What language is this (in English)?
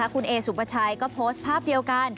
Thai